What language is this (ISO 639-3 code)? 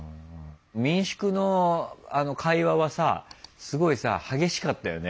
jpn